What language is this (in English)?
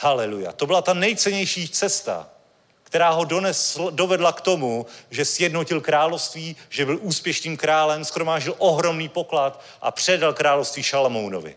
Czech